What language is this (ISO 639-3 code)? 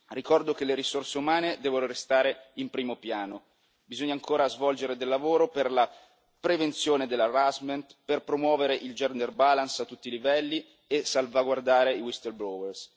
ita